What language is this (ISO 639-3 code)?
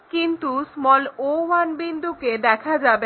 ben